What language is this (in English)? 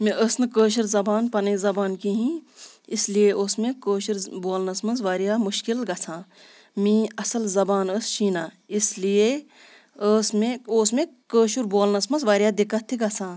Kashmiri